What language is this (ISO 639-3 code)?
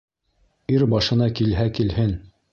bak